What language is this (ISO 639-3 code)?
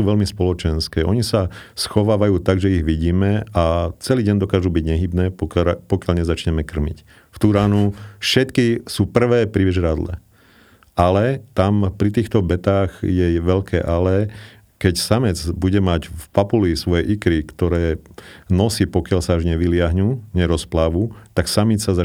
slk